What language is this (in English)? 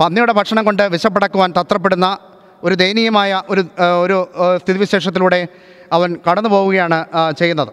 Malayalam